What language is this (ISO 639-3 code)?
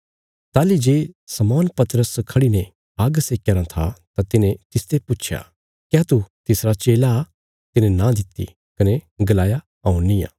kfs